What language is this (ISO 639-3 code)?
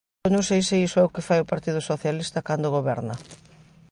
glg